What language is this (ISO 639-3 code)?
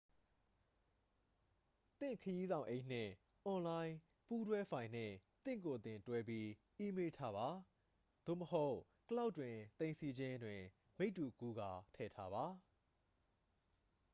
mya